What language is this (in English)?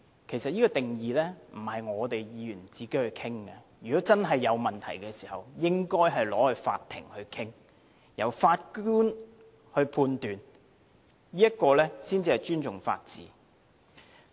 Cantonese